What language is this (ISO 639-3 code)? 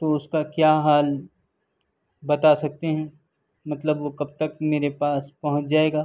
urd